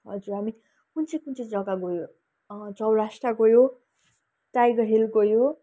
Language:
Nepali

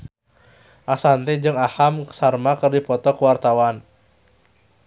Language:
Sundanese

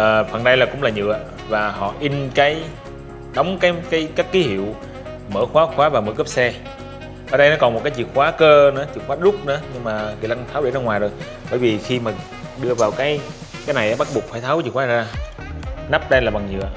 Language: Vietnamese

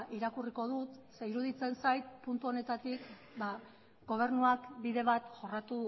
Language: Basque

